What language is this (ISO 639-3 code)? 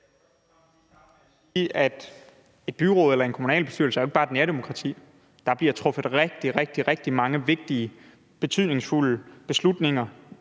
dan